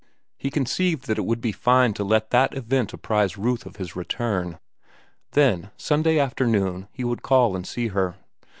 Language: English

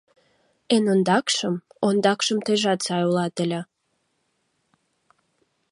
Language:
Mari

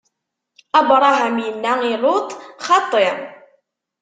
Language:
Kabyle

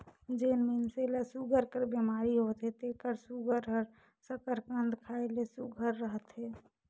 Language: Chhattisgarhi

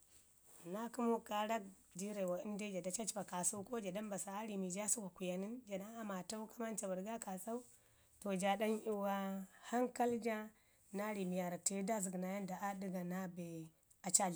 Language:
Ngizim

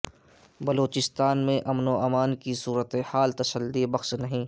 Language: Urdu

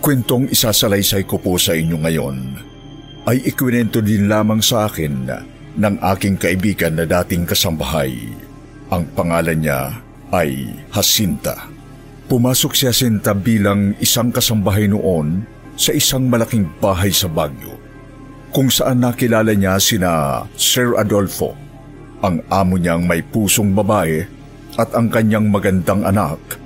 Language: Filipino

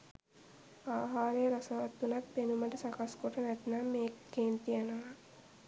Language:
Sinhala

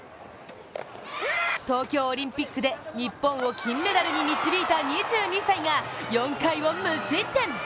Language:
Japanese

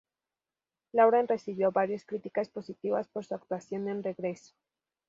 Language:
Spanish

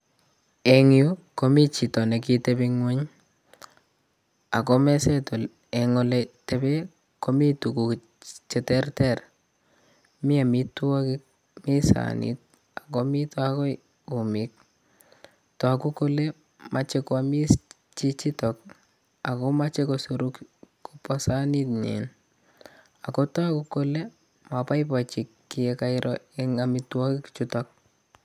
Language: Kalenjin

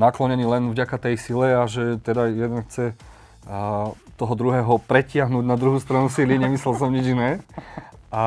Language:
Slovak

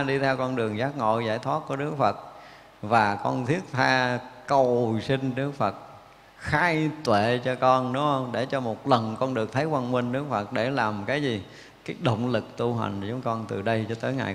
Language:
Vietnamese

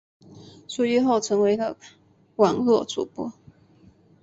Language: Chinese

